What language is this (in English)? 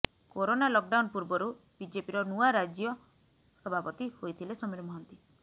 Odia